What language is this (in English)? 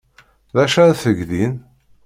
Kabyle